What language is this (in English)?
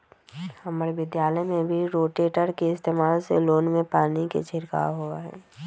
Magahi